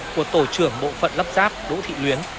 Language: Vietnamese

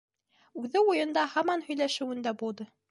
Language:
Bashkir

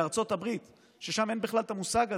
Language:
Hebrew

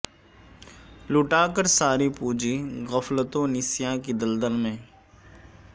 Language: Urdu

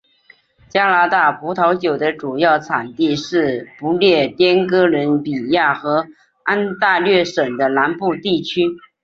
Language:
Chinese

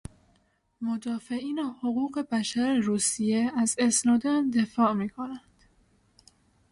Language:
Persian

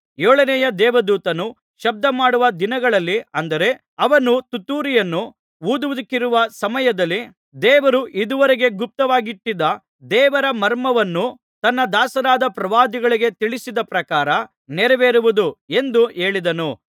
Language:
Kannada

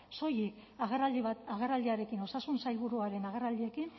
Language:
Basque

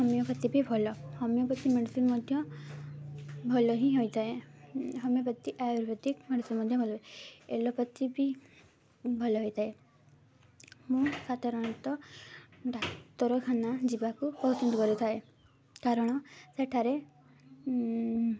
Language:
Odia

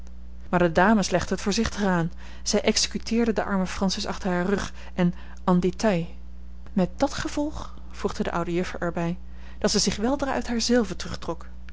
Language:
Dutch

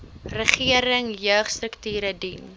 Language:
Afrikaans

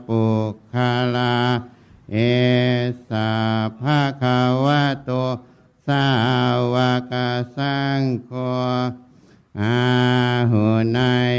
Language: Thai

